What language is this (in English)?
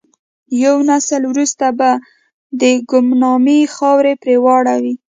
Pashto